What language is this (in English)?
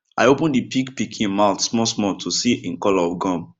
Nigerian Pidgin